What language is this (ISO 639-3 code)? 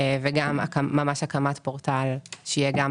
heb